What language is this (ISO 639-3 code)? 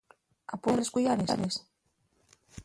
ast